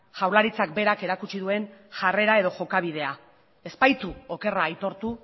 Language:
Basque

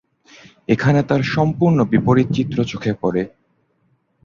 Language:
Bangla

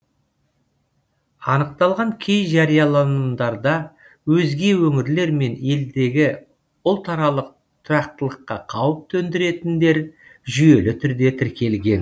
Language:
Kazakh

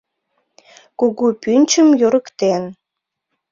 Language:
Mari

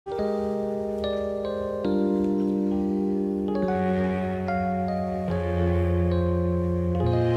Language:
Korean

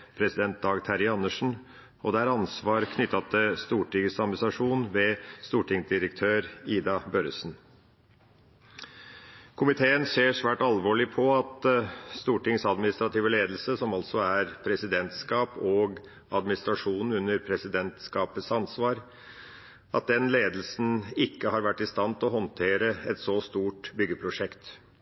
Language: Norwegian Bokmål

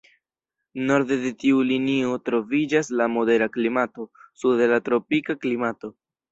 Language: Esperanto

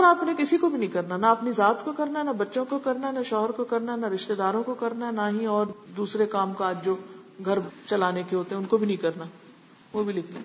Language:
Urdu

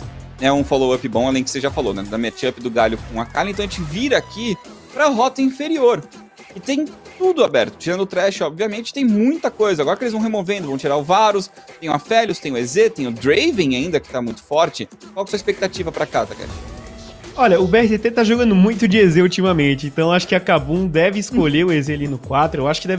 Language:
Portuguese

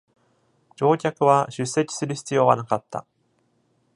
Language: Japanese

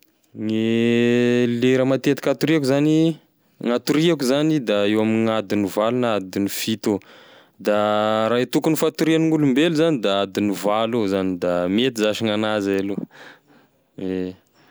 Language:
Tesaka Malagasy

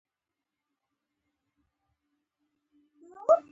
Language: Pashto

